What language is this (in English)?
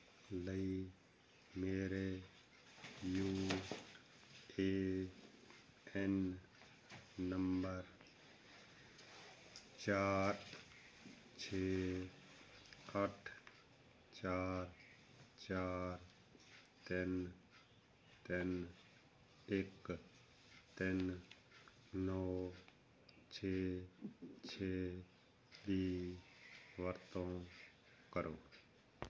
Punjabi